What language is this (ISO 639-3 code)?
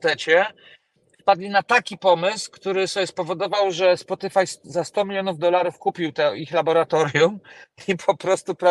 pol